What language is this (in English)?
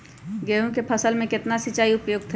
Magahi